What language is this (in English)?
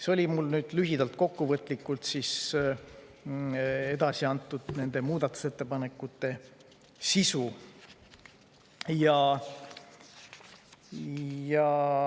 Estonian